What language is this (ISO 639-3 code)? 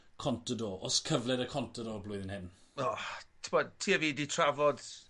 cym